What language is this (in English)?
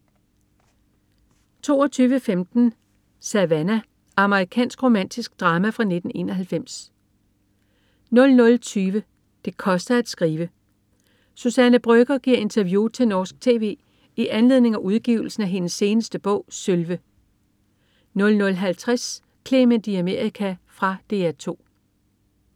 Danish